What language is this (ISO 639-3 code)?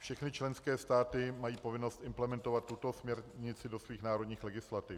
ces